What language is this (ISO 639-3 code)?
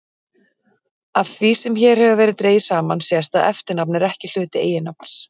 isl